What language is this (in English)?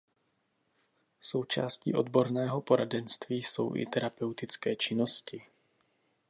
Czech